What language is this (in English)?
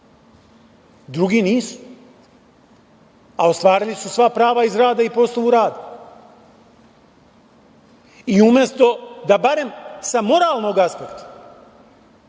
Serbian